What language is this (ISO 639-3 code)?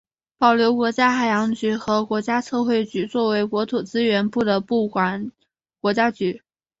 zho